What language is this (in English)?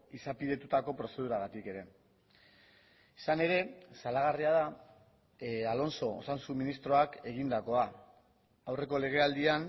Basque